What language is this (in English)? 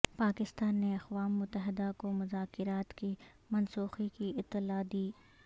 Urdu